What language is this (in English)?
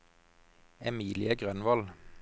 Norwegian